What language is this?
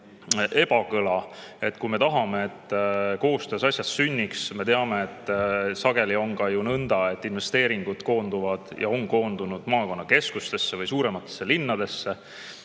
Estonian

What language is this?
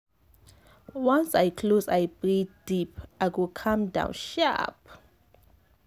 Nigerian Pidgin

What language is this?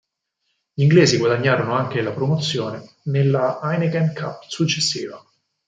Italian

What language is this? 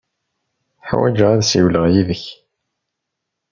Kabyle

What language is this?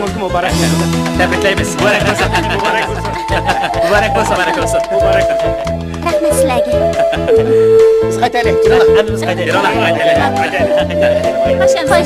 Turkish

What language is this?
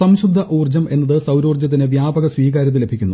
Malayalam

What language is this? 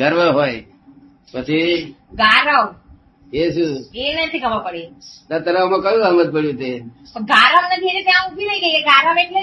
Gujarati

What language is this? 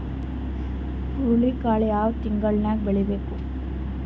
Kannada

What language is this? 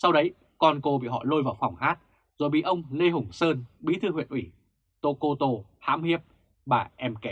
Vietnamese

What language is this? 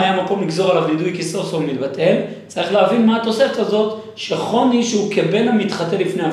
Hebrew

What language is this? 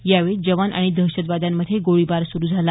Marathi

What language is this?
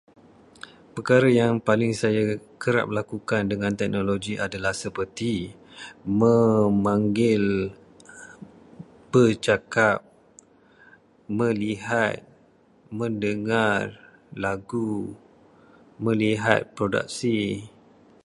Malay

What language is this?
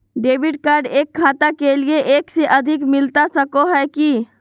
Magahi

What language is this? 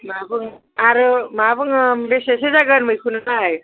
Bodo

